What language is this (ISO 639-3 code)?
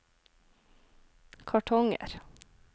nor